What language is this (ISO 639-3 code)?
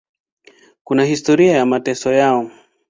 swa